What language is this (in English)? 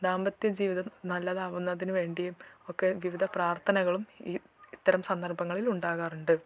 Malayalam